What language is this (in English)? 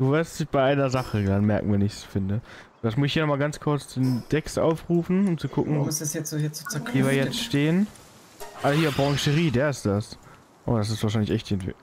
German